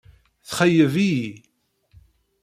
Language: Kabyle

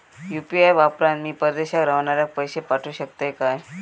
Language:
Marathi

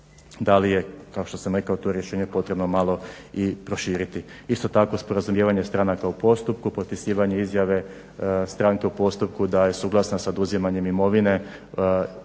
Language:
Croatian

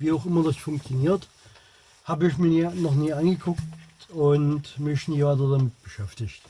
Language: German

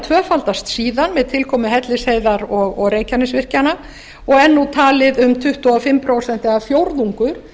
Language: Icelandic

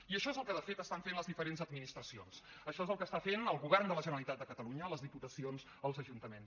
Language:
Catalan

